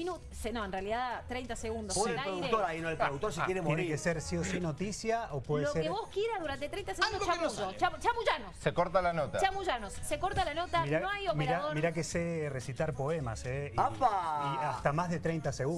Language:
Spanish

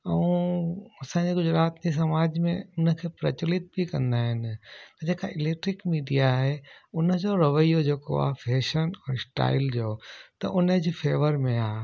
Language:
Sindhi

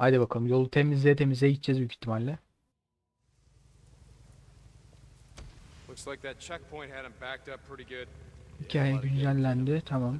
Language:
Turkish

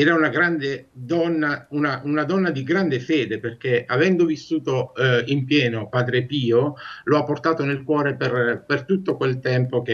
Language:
Italian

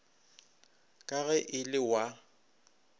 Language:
Northern Sotho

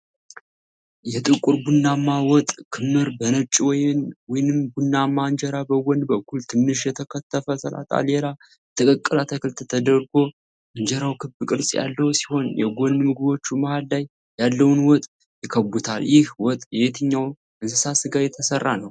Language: Amharic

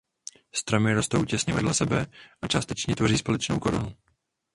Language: Czech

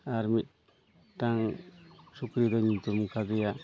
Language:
Santali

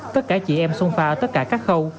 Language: Vietnamese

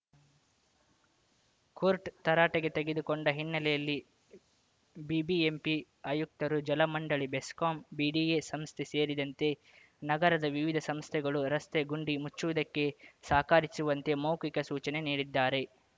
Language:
Kannada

